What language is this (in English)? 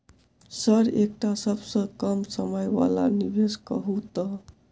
Maithili